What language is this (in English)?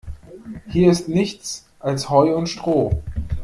German